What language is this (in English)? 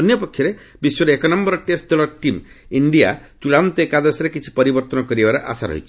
Odia